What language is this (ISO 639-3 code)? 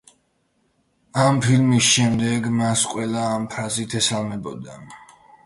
kat